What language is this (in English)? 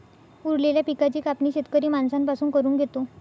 Marathi